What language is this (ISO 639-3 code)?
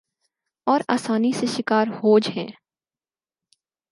urd